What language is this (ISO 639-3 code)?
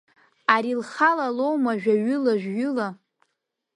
abk